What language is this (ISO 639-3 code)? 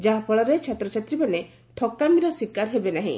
ori